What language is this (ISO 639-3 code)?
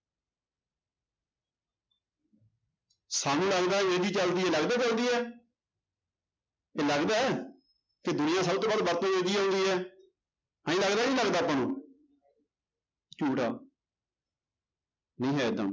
pan